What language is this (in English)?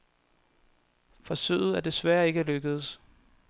Danish